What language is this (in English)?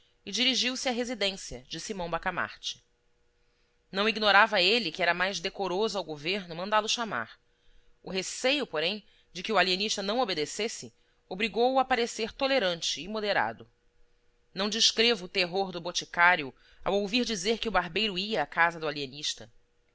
Portuguese